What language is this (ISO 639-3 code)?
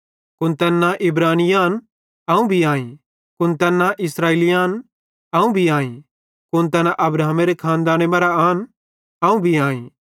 bhd